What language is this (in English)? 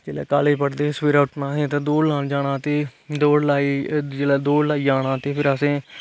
Dogri